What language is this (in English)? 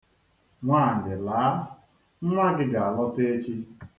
Igbo